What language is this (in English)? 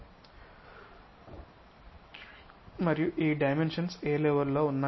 Telugu